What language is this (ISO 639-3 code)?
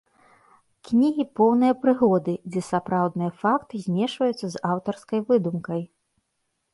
bel